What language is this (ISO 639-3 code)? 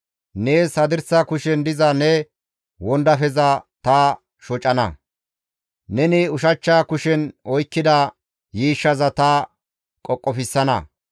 gmv